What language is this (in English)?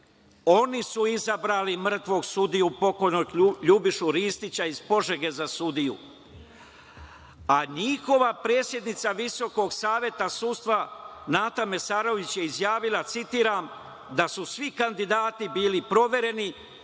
Serbian